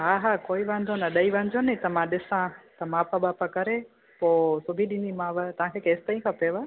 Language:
Sindhi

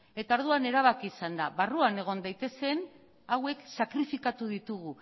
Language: Basque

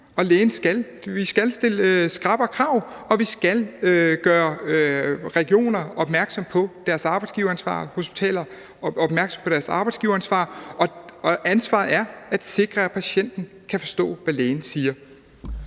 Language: Danish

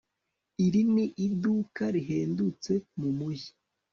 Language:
Kinyarwanda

